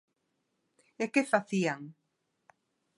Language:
Galician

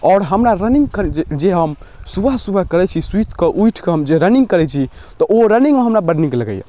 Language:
Maithili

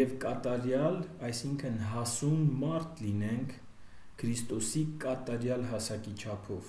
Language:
Turkish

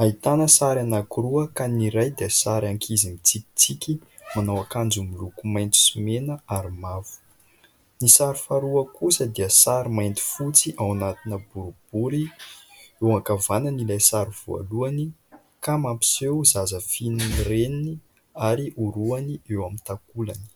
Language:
Malagasy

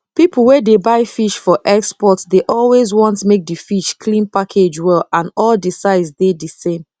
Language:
Nigerian Pidgin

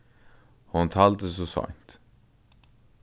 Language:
Faroese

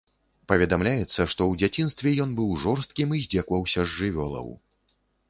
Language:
Belarusian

